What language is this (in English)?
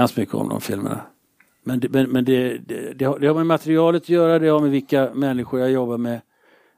Swedish